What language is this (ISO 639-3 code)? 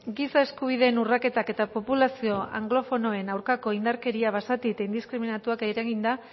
eus